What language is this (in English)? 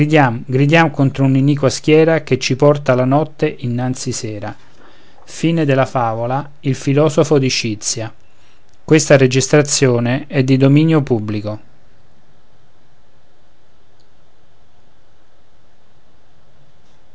Italian